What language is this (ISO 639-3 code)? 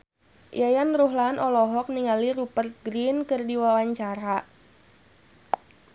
sun